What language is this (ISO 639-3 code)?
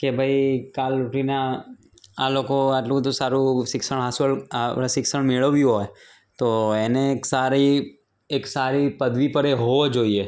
guj